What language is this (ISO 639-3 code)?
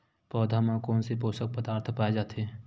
hne